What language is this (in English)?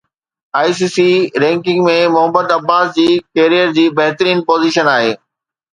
Sindhi